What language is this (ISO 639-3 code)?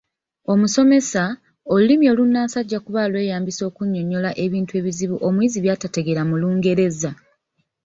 lug